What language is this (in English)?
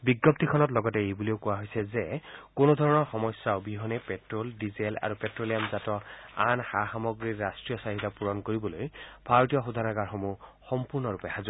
Assamese